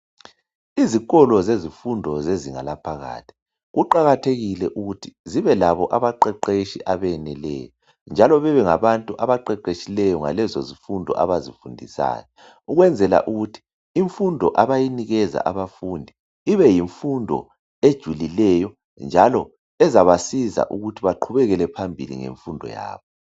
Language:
North Ndebele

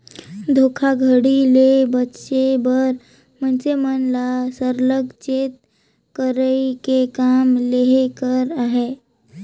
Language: Chhattisgarhi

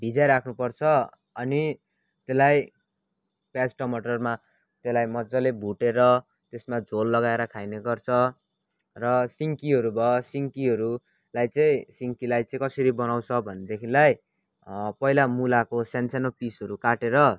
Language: Nepali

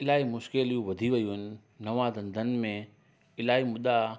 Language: Sindhi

